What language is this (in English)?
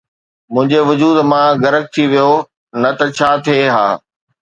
Sindhi